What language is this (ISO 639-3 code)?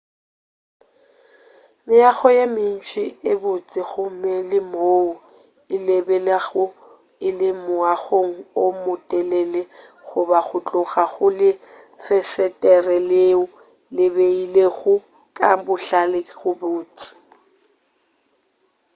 nso